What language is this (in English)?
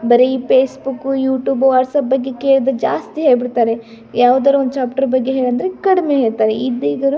Kannada